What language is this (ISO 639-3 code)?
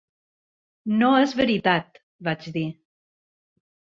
cat